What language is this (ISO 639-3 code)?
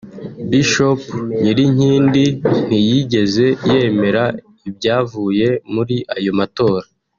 kin